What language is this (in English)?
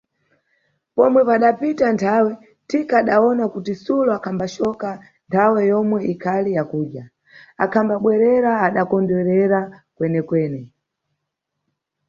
Nyungwe